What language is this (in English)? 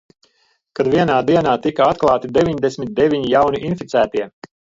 Latvian